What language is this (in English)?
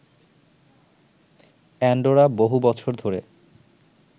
Bangla